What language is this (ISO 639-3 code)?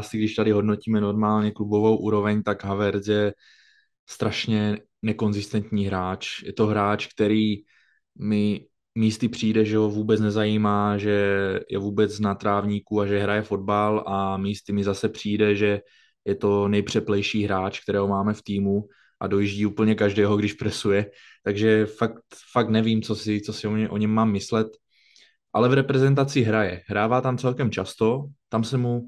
ces